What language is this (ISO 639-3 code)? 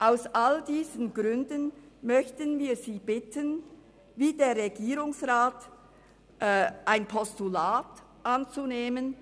gsw